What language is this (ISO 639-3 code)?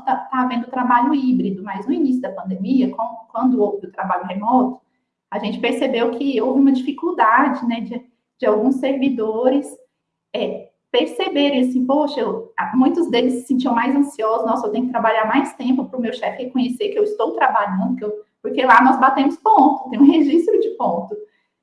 por